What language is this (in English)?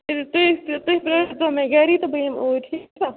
Kashmiri